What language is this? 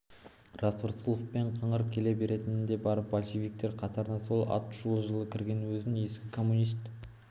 Kazakh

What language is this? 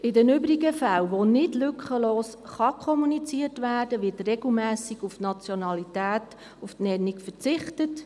Swiss German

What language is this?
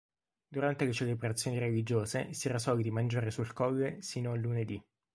Italian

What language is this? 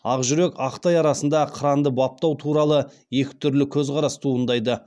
Kazakh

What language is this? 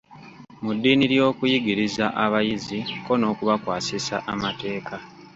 Ganda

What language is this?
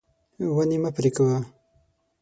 Pashto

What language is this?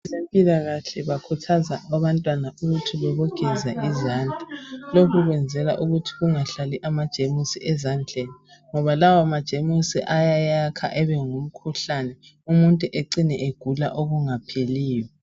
North Ndebele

